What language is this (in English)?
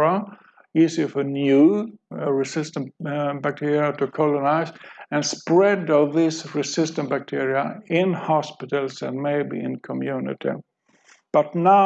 English